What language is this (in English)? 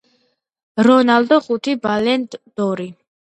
Georgian